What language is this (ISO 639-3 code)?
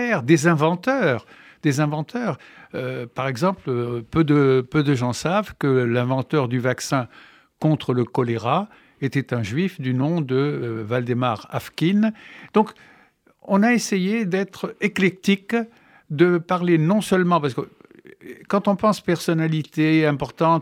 fra